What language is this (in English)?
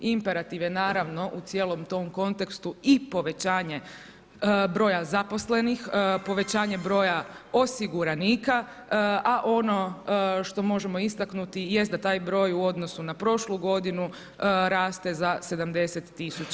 Croatian